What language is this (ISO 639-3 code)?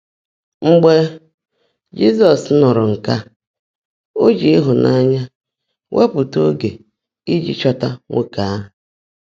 ibo